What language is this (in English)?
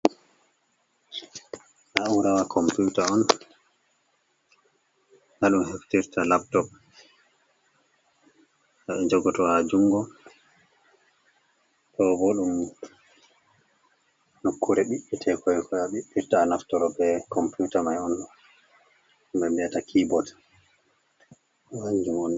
Fula